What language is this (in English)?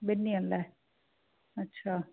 Sindhi